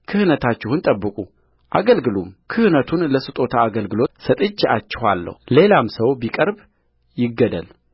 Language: Amharic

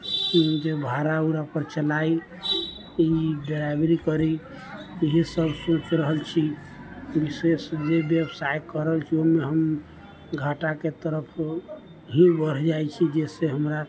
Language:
Maithili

